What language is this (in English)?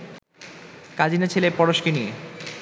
Bangla